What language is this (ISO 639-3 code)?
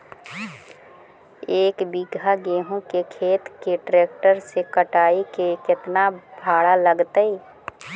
mag